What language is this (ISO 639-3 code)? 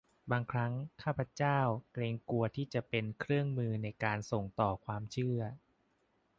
tha